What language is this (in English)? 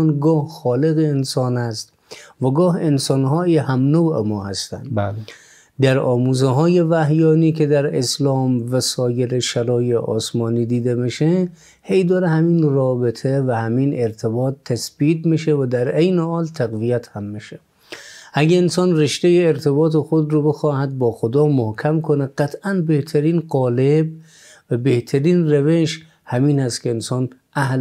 Persian